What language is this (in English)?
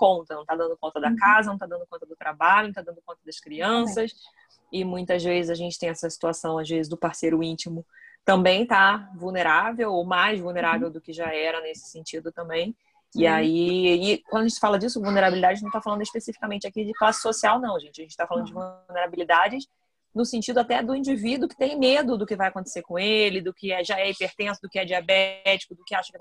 Portuguese